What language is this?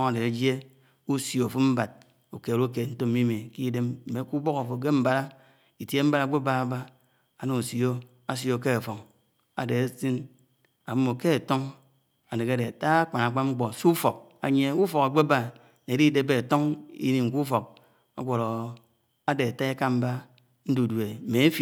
Anaang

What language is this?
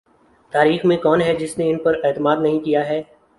Urdu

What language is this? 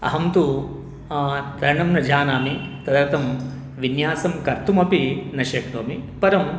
Sanskrit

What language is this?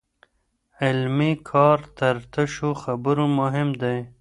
Pashto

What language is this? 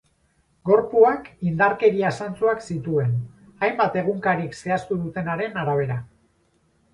Basque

